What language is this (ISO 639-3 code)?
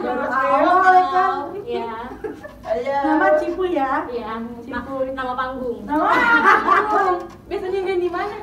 ind